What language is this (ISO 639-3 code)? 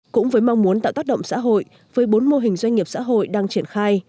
vie